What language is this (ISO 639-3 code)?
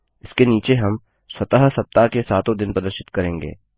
hin